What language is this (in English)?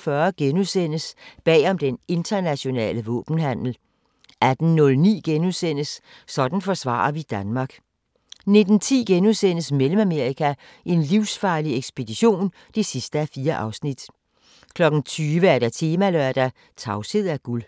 Danish